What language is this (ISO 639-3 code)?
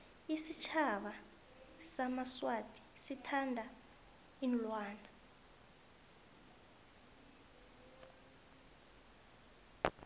nbl